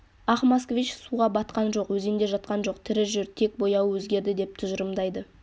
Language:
Kazakh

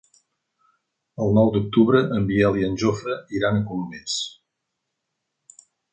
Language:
Catalan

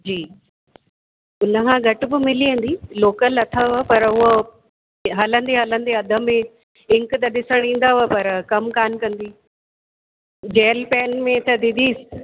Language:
Sindhi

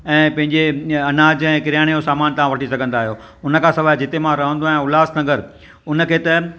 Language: Sindhi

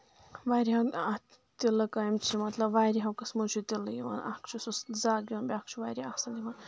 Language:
Kashmiri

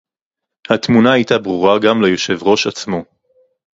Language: Hebrew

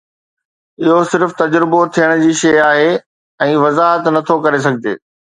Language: Sindhi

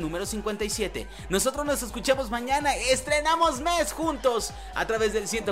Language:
Spanish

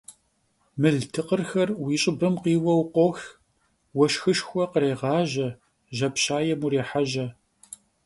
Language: Kabardian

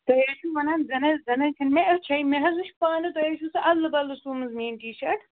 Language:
Kashmiri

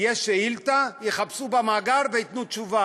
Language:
Hebrew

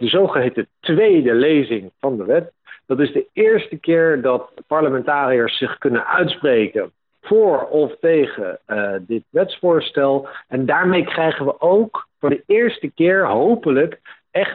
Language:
Dutch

